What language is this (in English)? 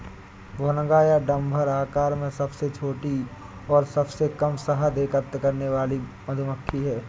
Hindi